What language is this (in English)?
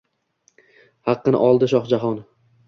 Uzbek